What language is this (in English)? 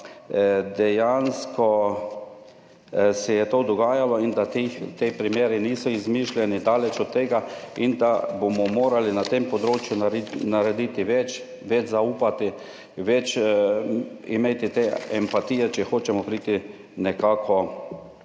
Slovenian